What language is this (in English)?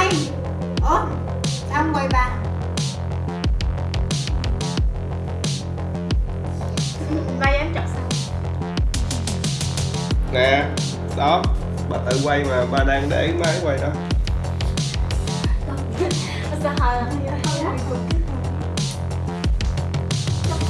Vietnamese